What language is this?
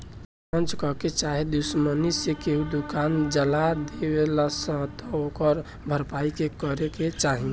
Bhojpuri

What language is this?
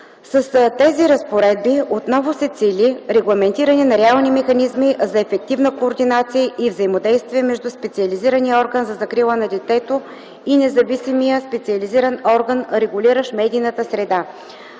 Bulgarian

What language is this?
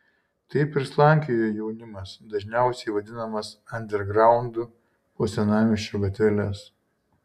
Lithuanian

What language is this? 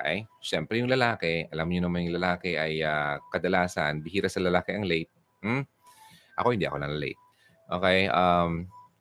Filipino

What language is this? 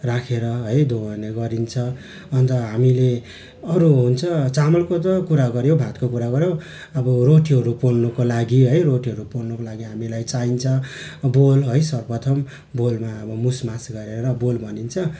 Nepali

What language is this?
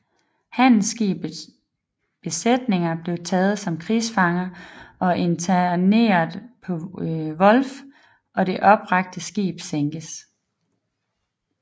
Danish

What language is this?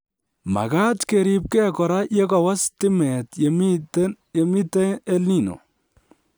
Kalenjin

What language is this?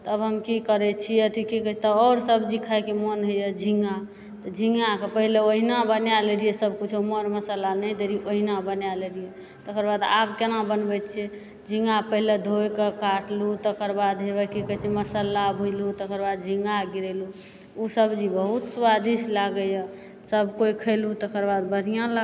Maithili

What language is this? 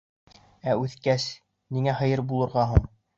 Bashkir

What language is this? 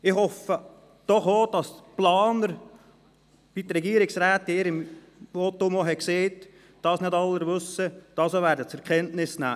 Swiss German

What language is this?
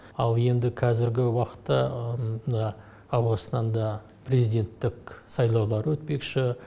Kazakh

